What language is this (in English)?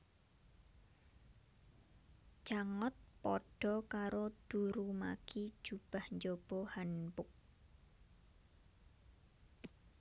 Javanese